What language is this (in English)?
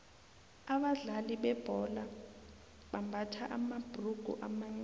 South Ndebele